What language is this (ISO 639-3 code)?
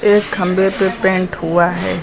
hin